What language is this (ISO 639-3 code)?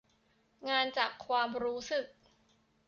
tha